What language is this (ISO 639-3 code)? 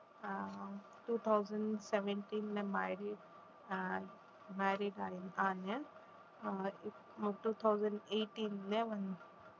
tam